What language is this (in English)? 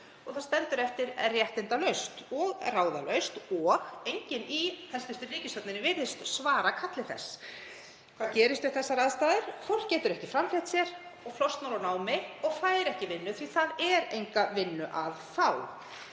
Icelandic